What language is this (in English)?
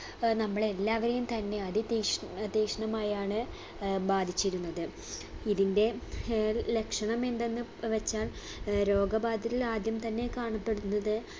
Malayalam